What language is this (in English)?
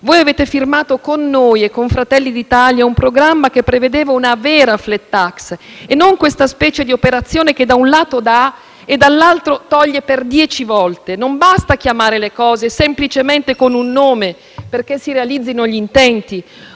Italian